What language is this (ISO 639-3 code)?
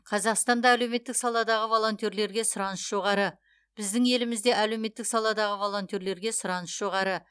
kaz